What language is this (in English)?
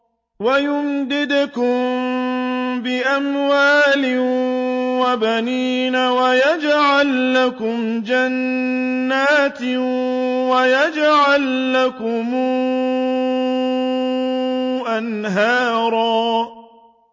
Arabic